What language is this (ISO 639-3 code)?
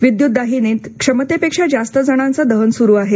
mar